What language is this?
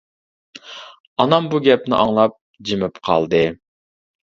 Uyghur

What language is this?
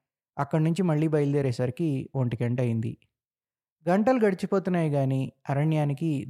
Telugu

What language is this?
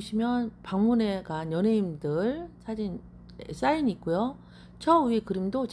Korean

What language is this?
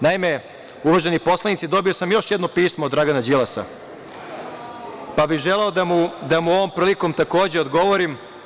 Serbian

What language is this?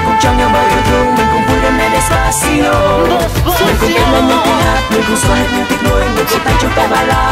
Thai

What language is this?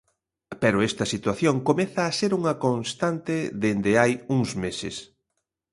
Galician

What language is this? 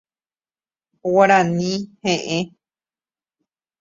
Guarani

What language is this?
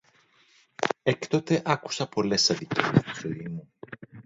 Greek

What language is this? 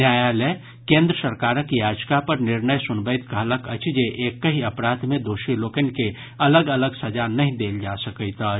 Maithili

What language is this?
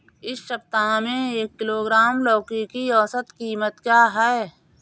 Hindi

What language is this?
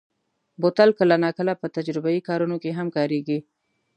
Pashto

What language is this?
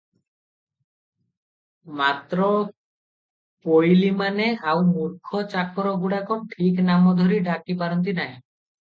Odia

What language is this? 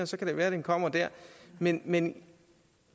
Danish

